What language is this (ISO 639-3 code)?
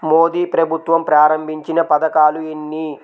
tel